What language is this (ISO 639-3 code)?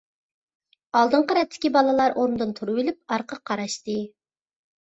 uig